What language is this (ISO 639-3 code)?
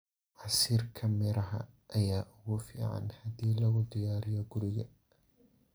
som